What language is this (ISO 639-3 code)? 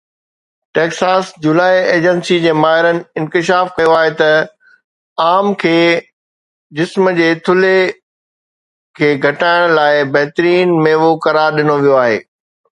snd